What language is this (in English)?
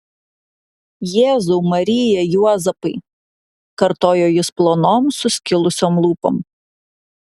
Lithuanian